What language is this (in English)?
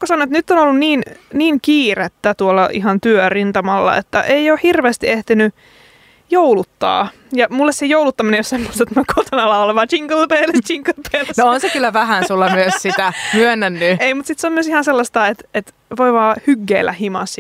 Finnish